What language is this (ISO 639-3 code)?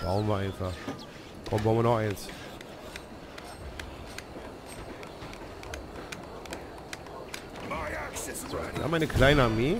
deu